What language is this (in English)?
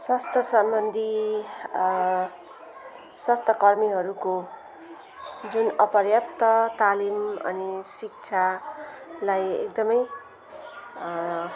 Nepali